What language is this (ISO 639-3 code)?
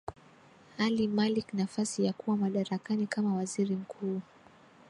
swa